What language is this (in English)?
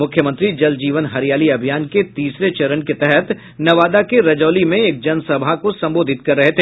Hindi